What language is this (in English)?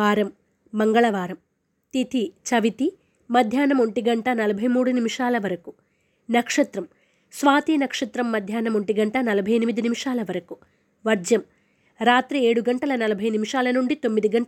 Telugu